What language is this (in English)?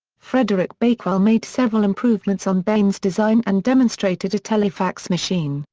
English